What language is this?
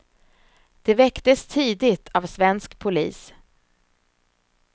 Swedish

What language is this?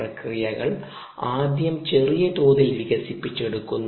Malayalam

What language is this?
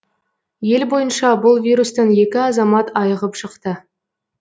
Kazakh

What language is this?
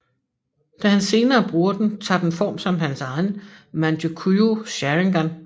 Danish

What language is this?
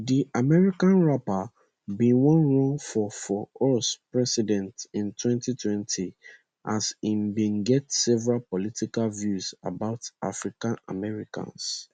Nigerian Pidgin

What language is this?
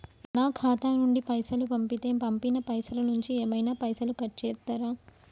Telugu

